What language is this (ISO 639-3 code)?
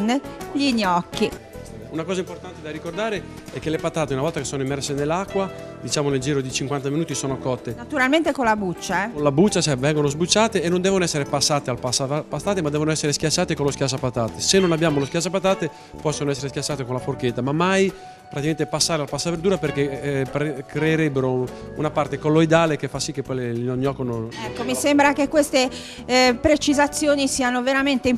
ita